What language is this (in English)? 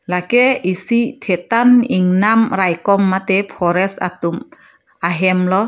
Karbi